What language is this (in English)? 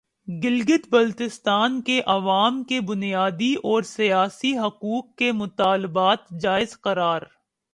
Urdu